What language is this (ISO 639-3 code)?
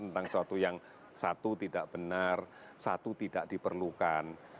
ind